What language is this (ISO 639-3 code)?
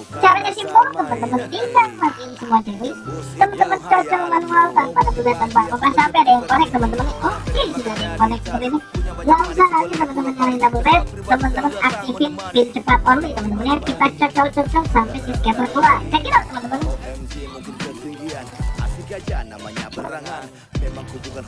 ind